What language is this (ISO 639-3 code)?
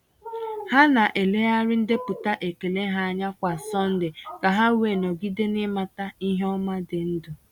ibo